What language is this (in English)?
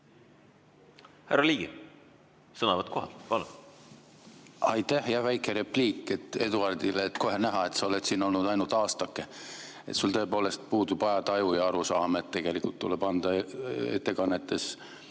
Estonian